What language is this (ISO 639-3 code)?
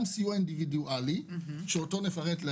heb